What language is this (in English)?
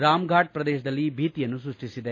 Kannada